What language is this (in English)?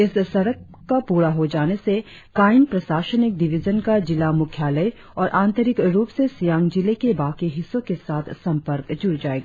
Hindi